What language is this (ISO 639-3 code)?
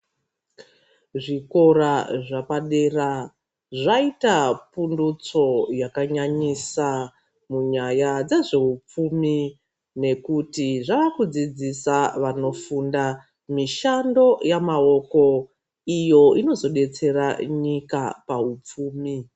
ndc